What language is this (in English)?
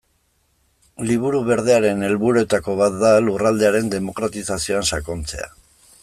Basque